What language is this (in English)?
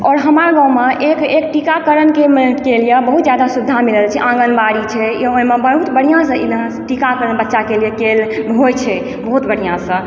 Maithili